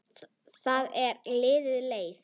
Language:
Icelandic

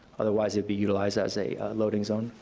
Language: English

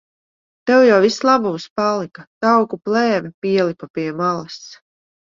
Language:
Latvian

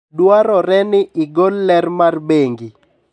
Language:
Luo (Kenya and Tanzania)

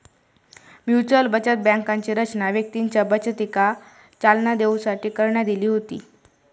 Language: Marathi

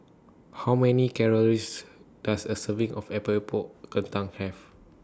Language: English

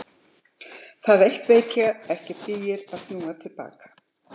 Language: Icelandic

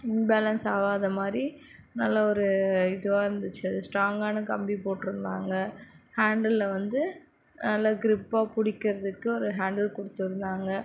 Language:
Tamil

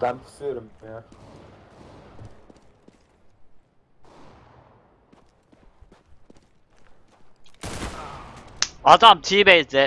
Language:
Turkish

